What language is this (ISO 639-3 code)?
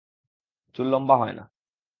ben